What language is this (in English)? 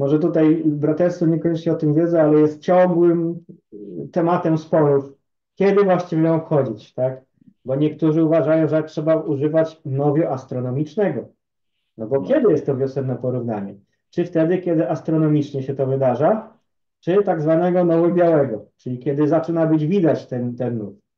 Polish